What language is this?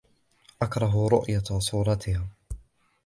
Arabic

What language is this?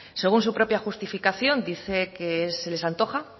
Spanish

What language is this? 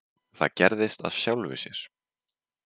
Icelandic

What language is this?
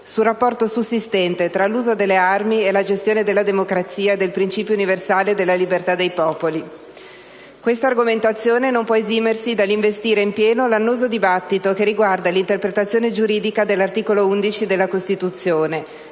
Italian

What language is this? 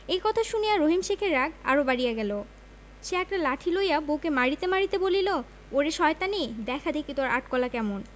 Bangla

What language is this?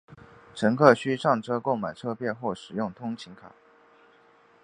Chinese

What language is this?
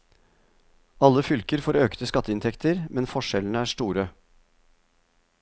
Norwegian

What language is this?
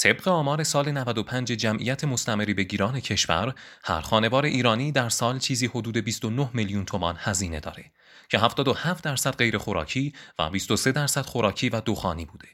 Persian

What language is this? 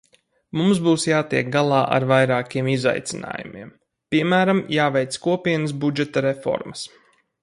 Latvian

